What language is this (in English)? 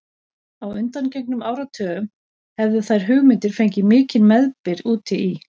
Icelandic